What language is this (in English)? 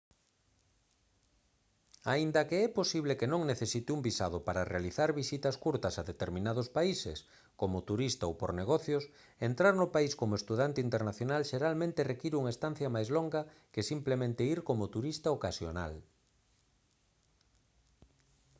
Galician